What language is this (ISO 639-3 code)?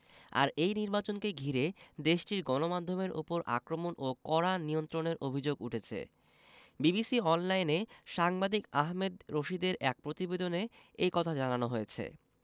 ben